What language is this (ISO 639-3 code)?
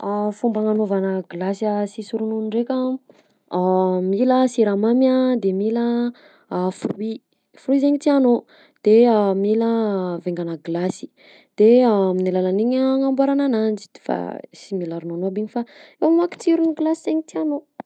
bzc